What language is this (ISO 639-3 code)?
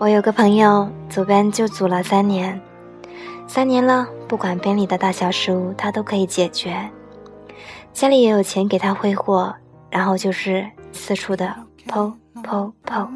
zho